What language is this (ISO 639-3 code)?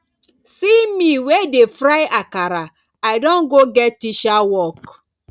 pcm